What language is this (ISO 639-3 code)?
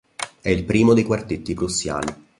ita